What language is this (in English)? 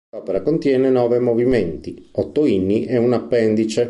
Italian